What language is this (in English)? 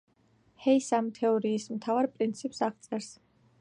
Georgian